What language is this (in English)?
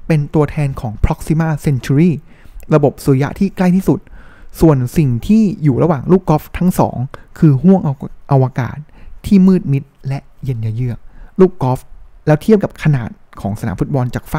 Thai